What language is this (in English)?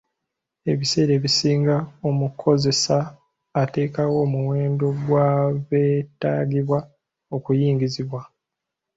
Ganda